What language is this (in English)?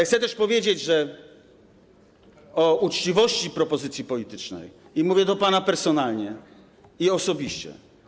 Polish